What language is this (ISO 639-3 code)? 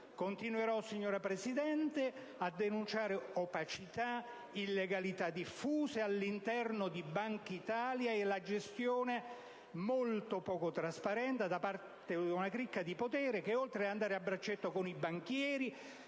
ita